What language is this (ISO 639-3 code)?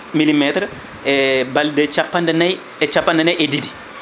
ful